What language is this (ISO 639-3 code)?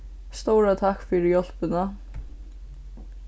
fao